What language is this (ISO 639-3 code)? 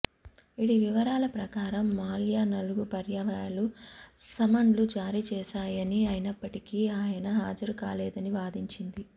tel